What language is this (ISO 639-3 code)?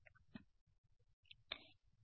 tel